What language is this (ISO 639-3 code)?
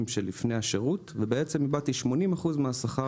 heb